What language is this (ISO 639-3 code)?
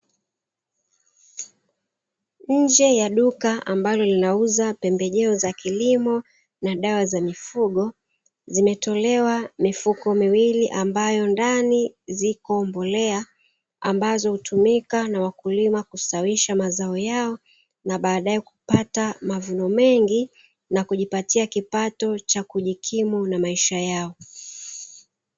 swa